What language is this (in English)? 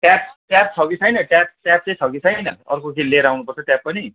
Nepali